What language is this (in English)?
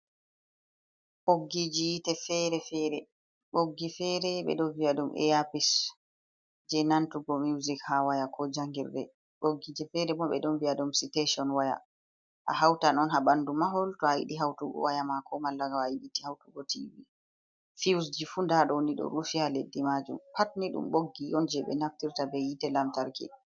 Fula